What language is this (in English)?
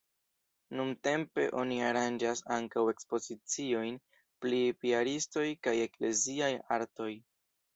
Esperanto